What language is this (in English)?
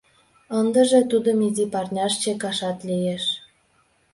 Mari